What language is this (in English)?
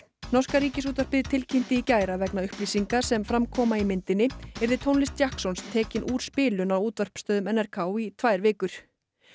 Icelandic